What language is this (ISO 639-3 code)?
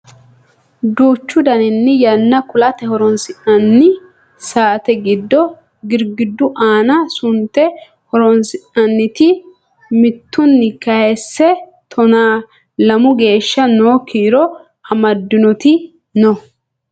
sid